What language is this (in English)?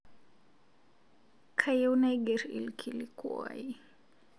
Masai